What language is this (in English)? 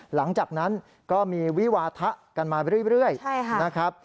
Thai